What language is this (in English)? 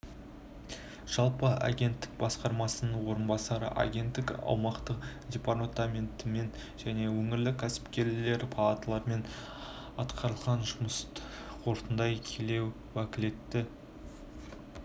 Kazakh